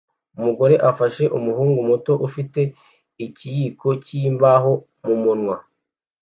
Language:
Kinyarwanda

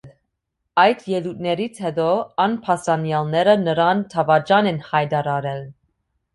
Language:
Armenian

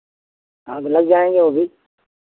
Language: Hindi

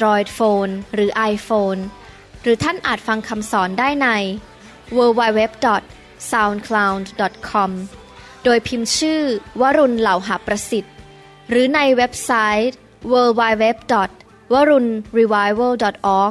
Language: Thai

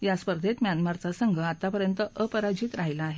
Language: Marathi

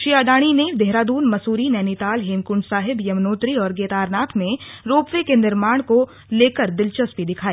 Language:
Hindi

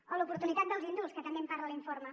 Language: Catalan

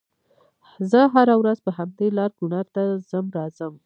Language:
Pashto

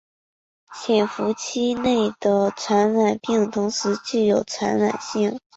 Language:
Chinese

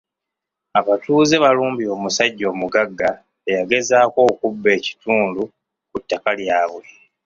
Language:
Ganda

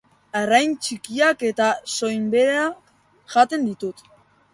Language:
Basque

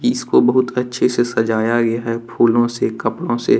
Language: Hindi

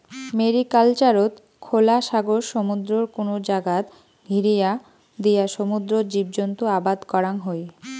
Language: Bangla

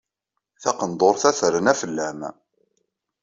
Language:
Kabyle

